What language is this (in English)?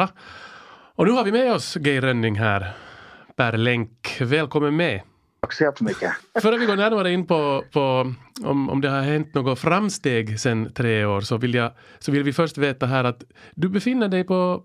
Swedish